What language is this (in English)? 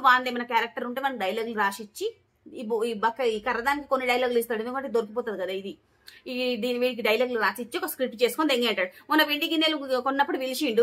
Telugu